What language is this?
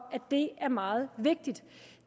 Danish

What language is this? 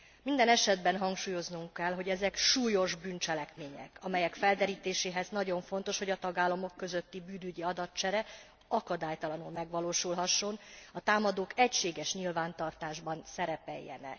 Hungarian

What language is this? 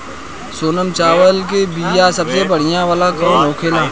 Bhojpuri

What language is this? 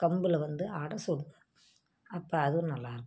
Tamil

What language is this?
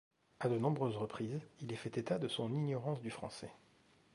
French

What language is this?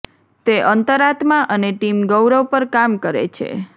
Gujarati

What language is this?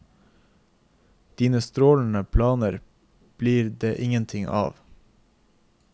Norwegian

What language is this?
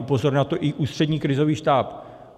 Czech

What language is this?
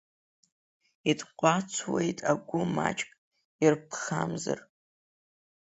Abkhazian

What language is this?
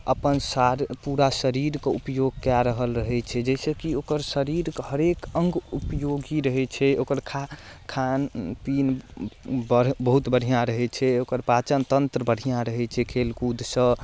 Maithili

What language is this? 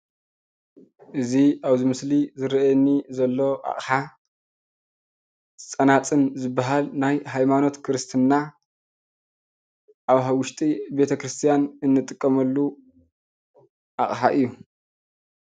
Tigrinya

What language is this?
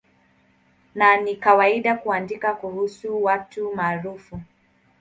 Swahili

